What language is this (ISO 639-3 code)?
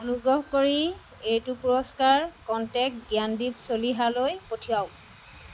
asm